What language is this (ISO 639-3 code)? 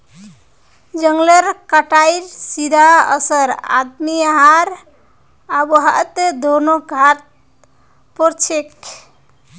mag